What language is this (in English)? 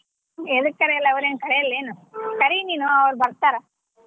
Kannada